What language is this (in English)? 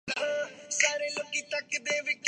Urdu